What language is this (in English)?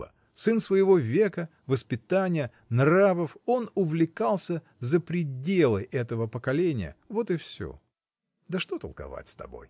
Russian